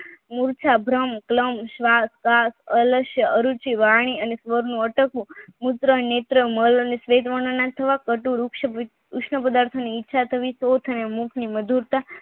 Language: Gujarati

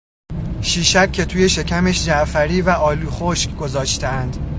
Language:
Persian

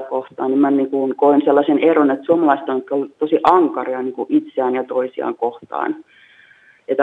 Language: Finnish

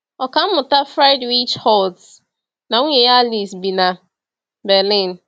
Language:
Igbo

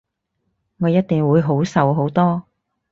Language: Cantonese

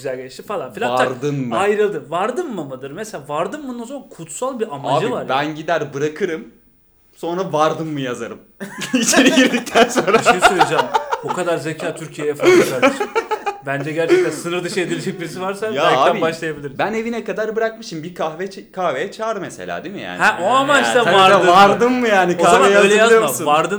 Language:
Turkish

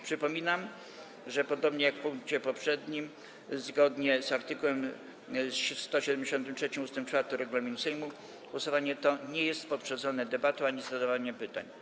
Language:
Polish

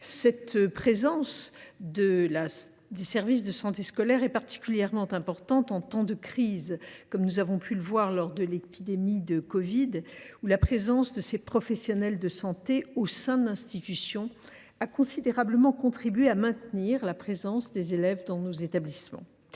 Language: French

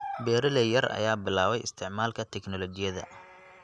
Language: Somali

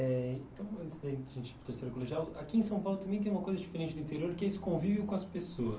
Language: Portuguese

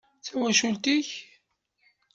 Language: Kabyle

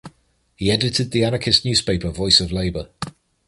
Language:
English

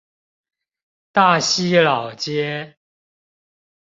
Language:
Chinese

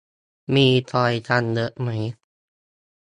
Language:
Thai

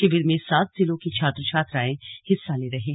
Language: Hindi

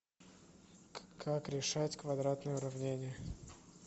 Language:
Russian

